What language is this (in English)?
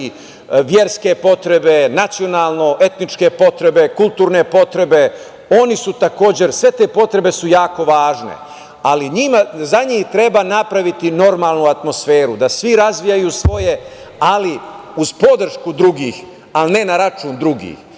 Serbian